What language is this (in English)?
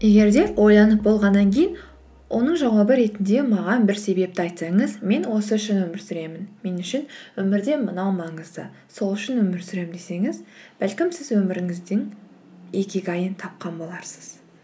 Kazakh